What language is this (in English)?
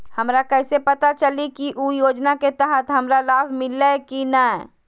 Magahi